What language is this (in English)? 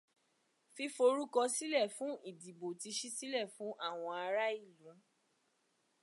Yoruba